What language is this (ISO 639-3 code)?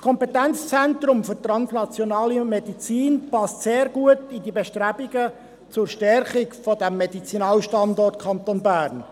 gsw